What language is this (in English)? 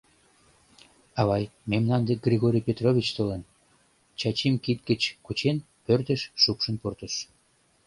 Mari